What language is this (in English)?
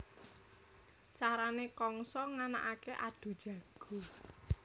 Javanese